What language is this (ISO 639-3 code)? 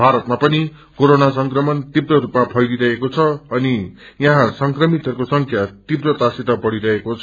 nep